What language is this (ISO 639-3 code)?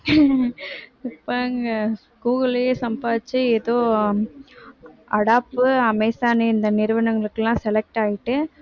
tam